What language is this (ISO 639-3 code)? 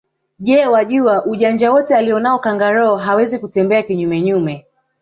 swa